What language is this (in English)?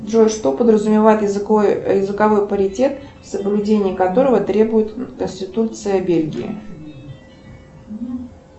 Russian